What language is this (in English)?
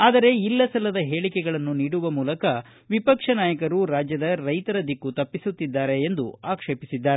Kannada